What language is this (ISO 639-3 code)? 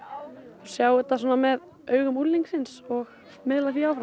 isl